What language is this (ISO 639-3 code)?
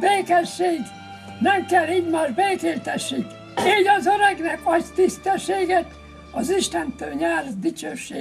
hun